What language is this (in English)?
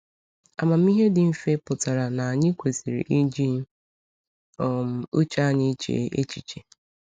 Igbo